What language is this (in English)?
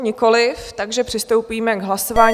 Czech